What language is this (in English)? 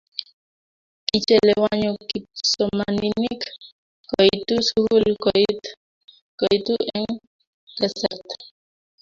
Kalenjin